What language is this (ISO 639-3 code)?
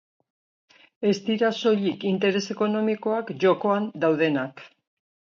eus